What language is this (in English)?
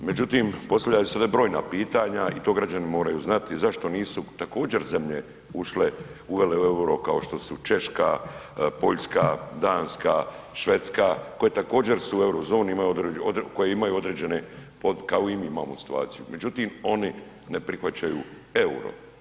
Croatian